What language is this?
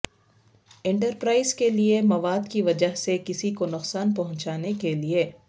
Urdu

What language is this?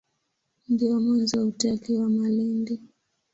Swahili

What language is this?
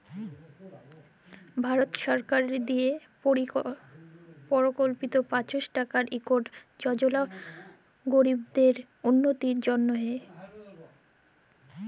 Bangla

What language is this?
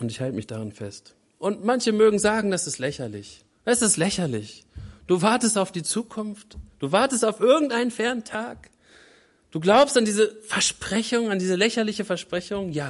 German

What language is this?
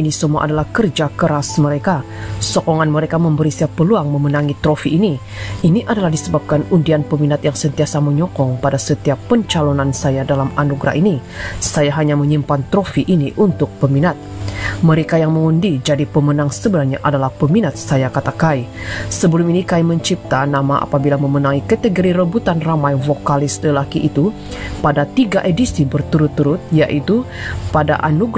Malay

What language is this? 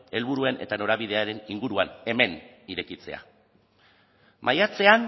Basque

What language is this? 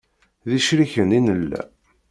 Kabyle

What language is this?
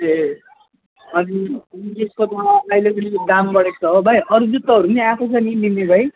Nepali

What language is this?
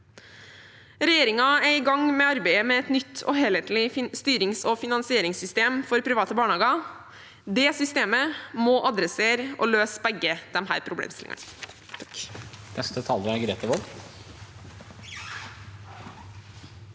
Norwegian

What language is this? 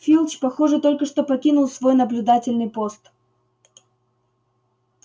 Russian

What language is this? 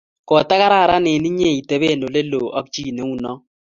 Kalenjin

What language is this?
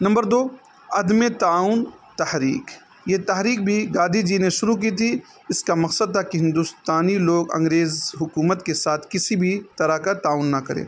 Urdu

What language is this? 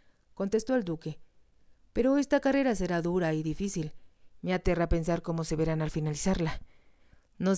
Spanish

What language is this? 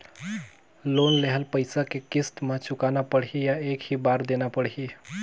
Chhattisgarhi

